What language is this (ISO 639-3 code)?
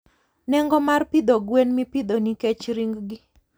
luo